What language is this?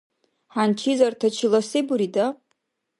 Dargwa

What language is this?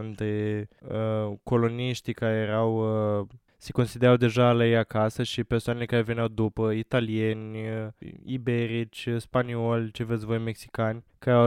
Romanian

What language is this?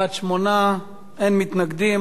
Hebrew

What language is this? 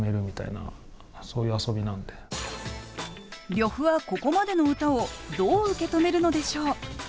Japanese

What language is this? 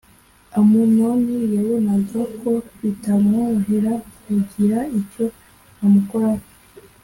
Kinyarwanda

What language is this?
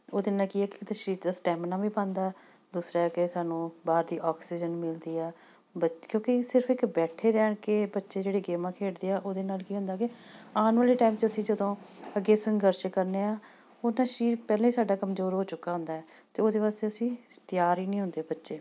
Punjabi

